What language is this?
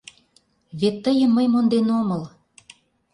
Mari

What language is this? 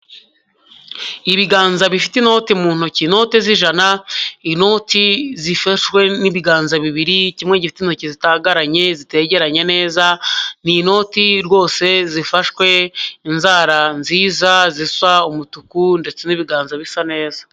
Kinyarwanda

